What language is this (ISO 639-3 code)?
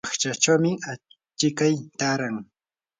qur